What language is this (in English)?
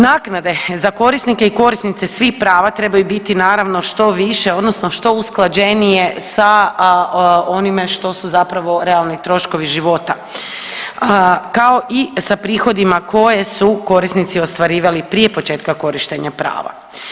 Croatian